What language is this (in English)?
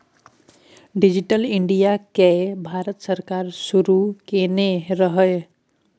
Maithili